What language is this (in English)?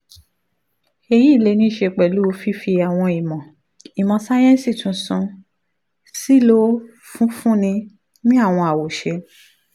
Yoruba